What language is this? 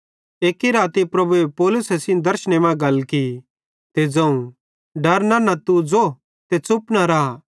Bhadrawahi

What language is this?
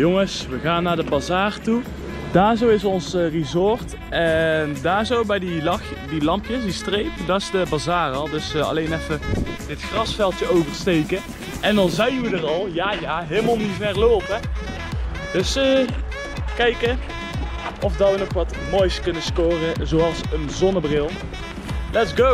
Dutch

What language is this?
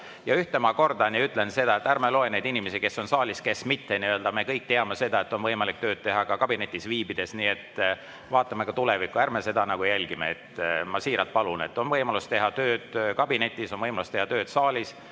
Estonian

